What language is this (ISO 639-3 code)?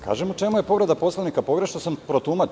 srp